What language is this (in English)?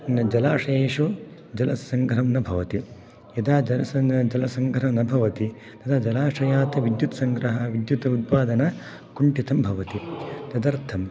Sanskrit